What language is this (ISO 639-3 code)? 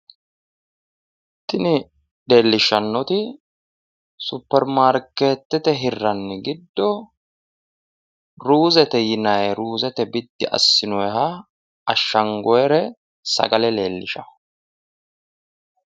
sid